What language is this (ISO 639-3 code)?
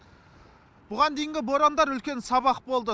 kaz